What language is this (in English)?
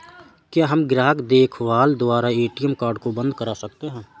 Hindi